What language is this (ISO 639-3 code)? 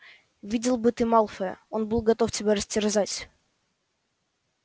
rus